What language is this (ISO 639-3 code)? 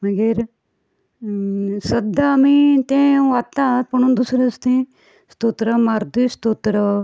kok